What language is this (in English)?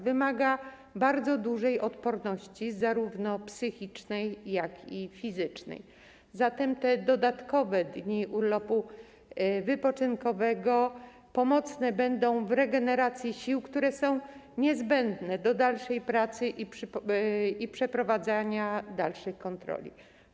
Polish